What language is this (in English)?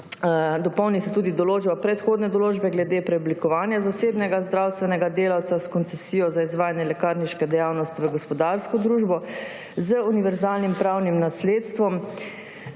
Slovenian